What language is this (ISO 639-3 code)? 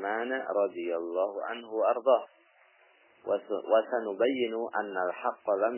ind